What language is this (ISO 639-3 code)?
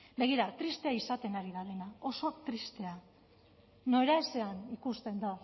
eus